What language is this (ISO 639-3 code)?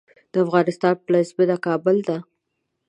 pus